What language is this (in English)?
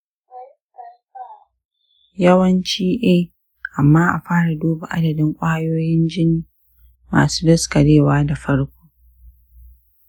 Hausa